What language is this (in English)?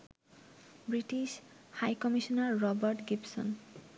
Bangla